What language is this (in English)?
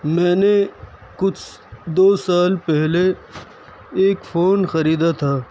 Urdu